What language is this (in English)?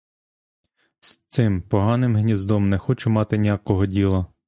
Ukrainian